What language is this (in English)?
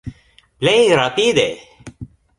Esperanto